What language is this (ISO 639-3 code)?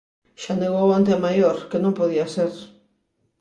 glg